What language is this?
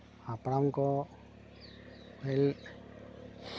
Santali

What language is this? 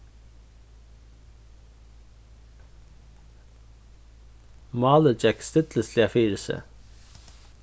Faroese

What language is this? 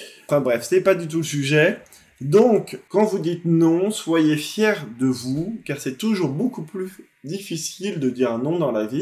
French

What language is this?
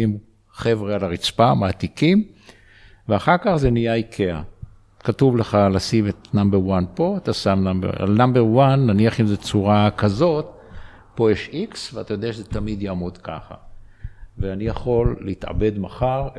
Hebrew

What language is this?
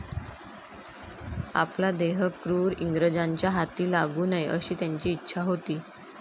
Marathi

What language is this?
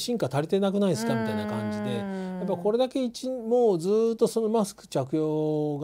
Japanese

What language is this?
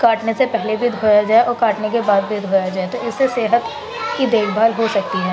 Urdu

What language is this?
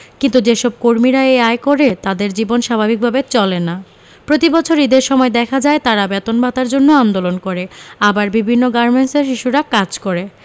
Bangla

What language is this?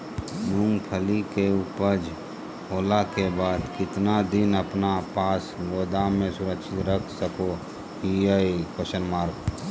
Magahi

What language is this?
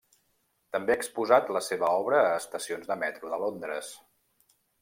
Catalan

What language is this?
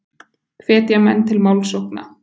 Icelandic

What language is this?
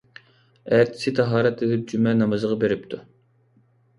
Uyghur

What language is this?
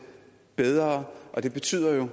Danish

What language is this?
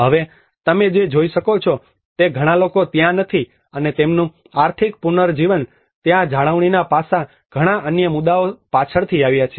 Gujarati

